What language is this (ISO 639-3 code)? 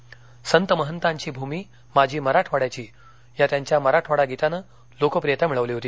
mar